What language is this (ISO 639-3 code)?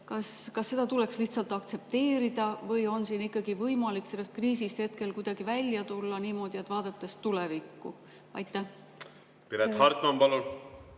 est